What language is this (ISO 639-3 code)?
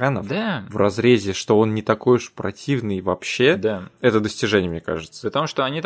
rus